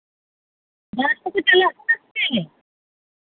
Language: Santali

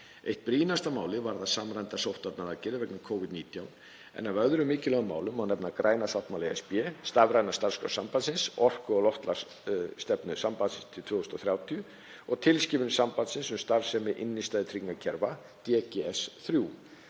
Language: Icelandic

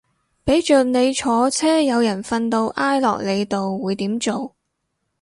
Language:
Cantonese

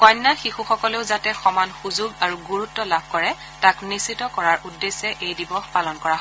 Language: Assamese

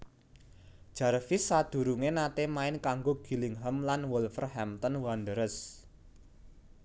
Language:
Javanese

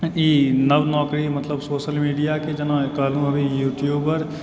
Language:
Maithili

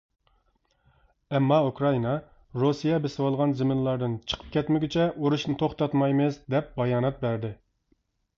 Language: Uyghur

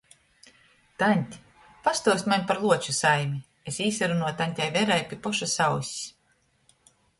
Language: Latgalian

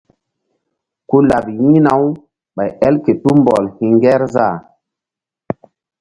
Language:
Mbum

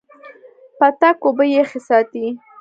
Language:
Pashto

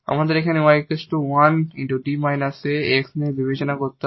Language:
Bangla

